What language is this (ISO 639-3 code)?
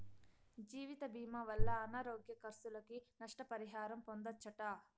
tel